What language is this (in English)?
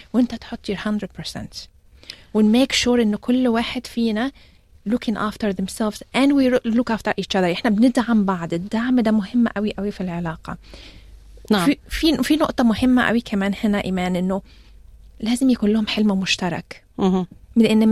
Arabic